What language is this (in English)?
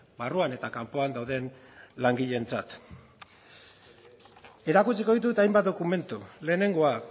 Basque